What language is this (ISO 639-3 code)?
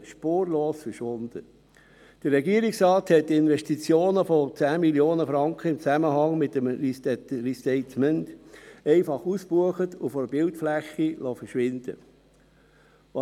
gsw